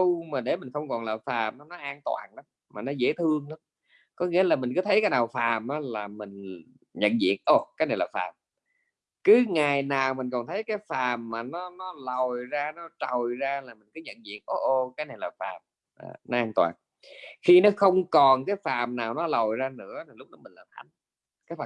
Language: Vietnamese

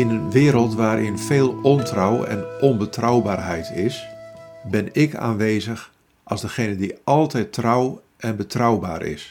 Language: Dutch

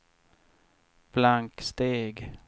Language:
Swedish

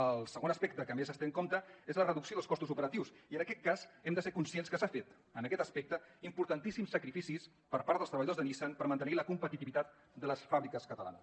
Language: Catalan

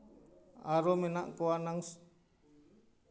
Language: Santali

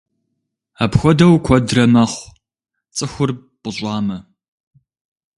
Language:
Kabardian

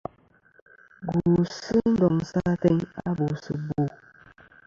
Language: Kom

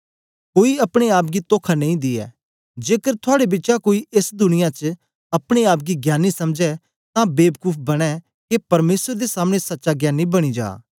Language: Dogri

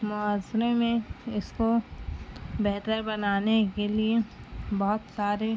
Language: Urdu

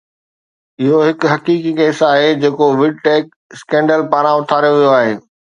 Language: Sindhi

